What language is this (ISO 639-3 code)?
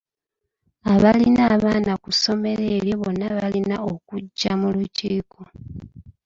lug